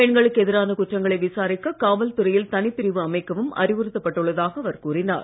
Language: Tamil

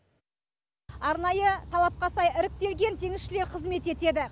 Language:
Kazakh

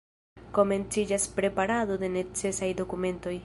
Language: Esperanto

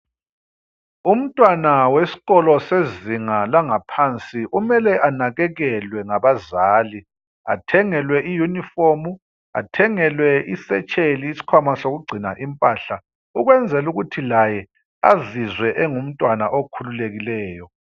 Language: North Ndebele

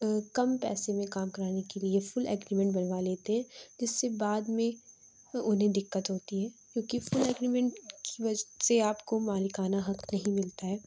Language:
Urdu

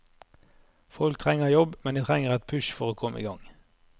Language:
Norwegian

